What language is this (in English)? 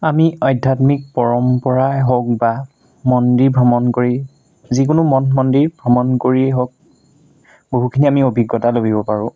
Assamese